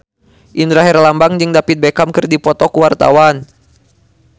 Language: Sundanese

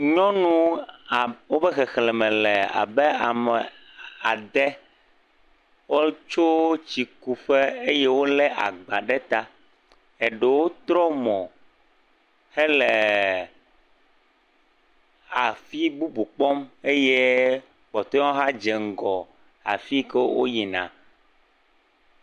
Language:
Ewe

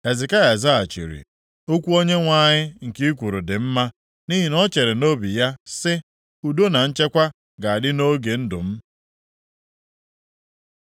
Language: Igbo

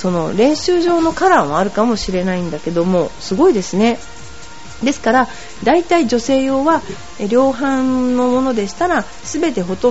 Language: Japanese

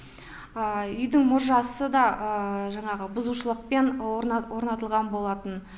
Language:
Kazakh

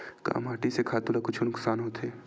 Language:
Chhattisgarhi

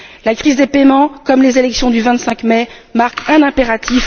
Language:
French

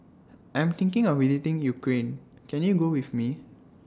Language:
English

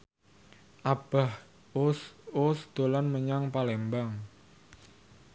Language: Javanese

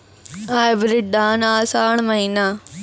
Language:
Maithili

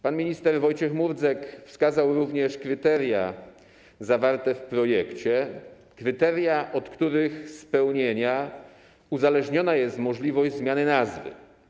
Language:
Polish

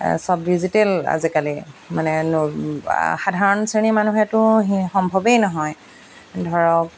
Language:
Assamese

